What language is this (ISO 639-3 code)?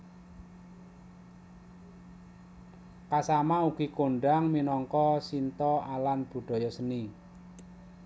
jav